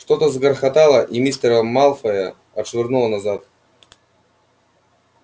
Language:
Russian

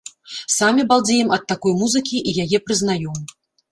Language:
Belarusian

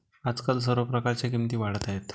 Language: Marathi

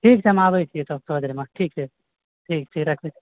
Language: Maithili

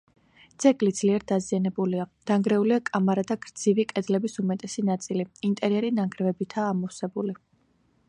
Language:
Georgian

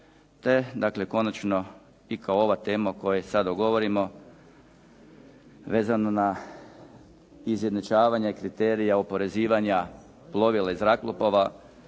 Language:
Croatian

